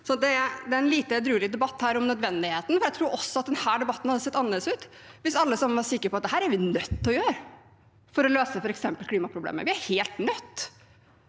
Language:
Norwegian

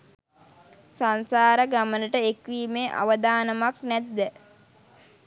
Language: Sinhala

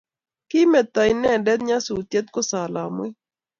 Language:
Kalenjin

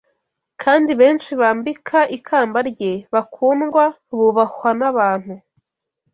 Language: Kinyarwanda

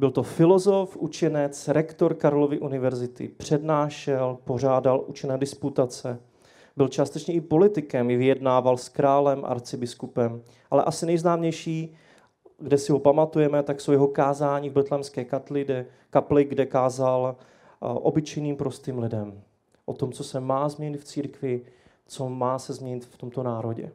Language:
Czech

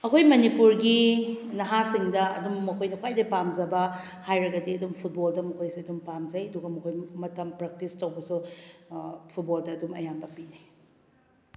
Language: Manipuri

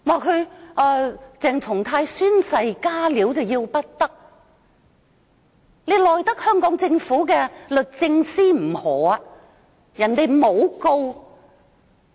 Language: Cantonese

